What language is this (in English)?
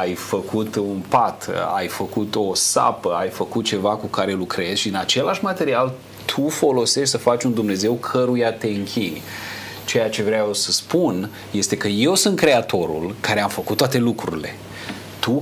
Romanian